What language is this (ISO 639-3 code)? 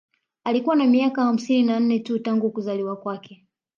swa